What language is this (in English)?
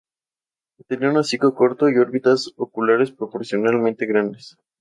Spanish